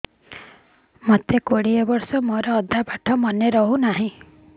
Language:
Odia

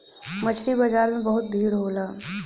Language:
Bhojpuri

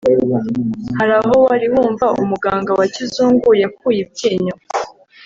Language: Kinyarwanda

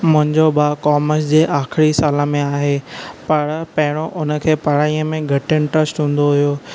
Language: Sindhi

